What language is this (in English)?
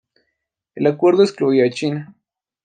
Spanish